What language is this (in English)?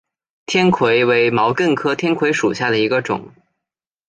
Chinese